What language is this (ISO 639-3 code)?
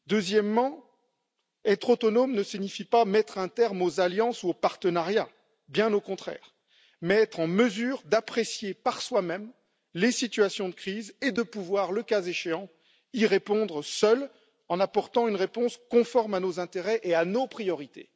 fra